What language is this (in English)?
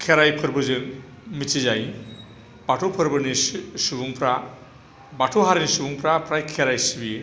Bodo